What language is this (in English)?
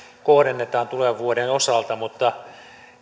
Finnish